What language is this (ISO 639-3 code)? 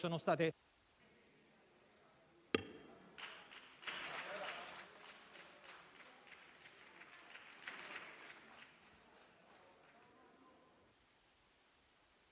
ita